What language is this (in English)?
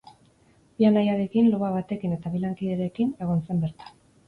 Basque